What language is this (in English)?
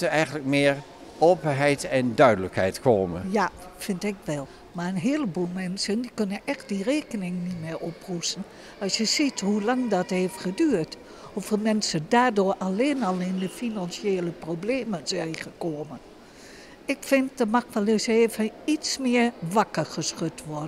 Dutch